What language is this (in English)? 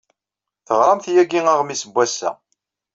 Kabyle